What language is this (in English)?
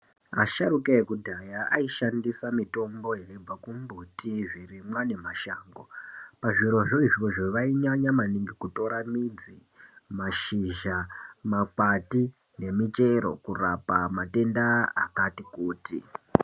Ndau